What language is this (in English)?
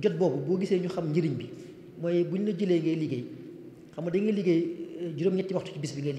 Arabic